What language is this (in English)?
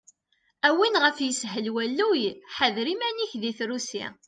Kabyle